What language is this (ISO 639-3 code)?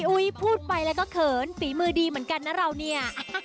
tha